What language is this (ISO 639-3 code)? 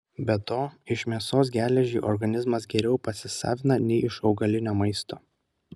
lit